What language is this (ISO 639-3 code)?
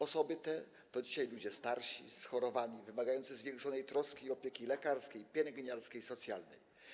pol